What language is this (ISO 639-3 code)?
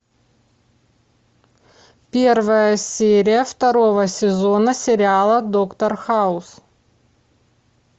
rus